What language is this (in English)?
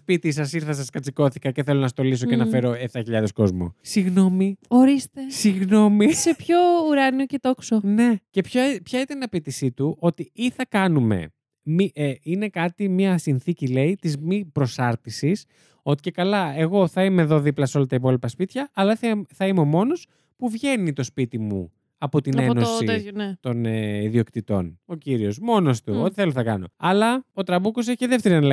Greek